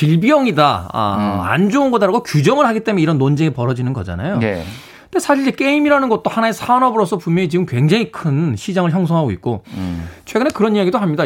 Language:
Korean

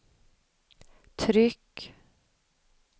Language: Swedish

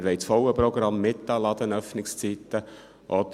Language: Swiss German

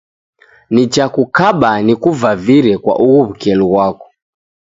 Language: Taita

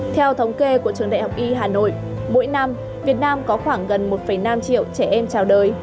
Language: Vietnamese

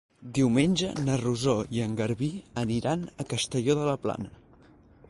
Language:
Catalan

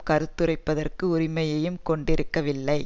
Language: Tamil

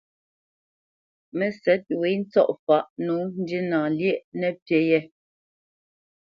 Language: Bamenyam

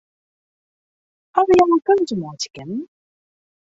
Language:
Western Frisian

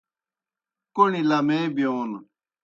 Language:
Kohistani Shina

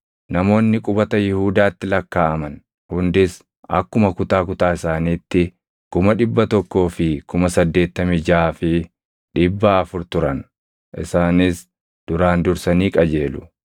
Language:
Oromo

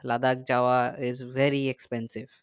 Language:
Bangla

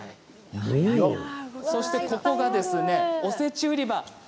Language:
Japanese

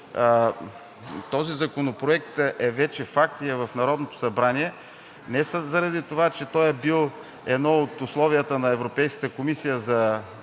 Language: Bulgarian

